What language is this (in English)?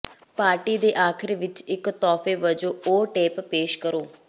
Punjabi